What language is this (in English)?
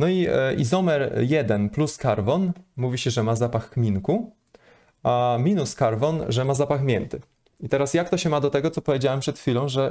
Polish